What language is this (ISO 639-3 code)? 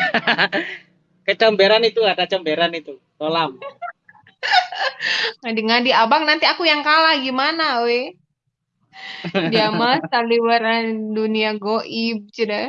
ind